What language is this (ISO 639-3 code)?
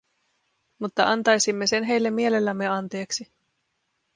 fin